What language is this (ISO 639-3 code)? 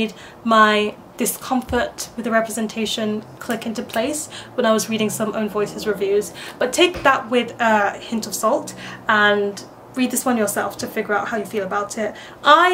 eng